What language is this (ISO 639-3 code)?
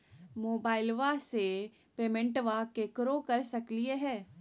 mag